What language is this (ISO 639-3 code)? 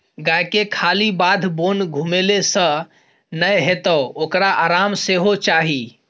mai